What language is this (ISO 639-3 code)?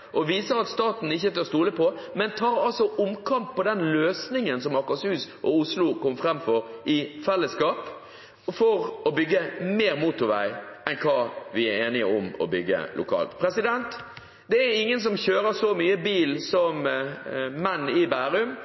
nob